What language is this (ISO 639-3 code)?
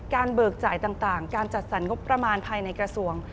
tha